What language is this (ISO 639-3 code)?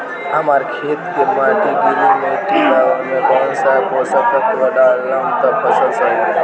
bho